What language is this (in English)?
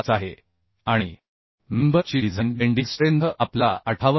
Marathi